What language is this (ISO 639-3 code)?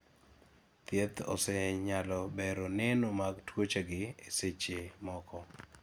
luo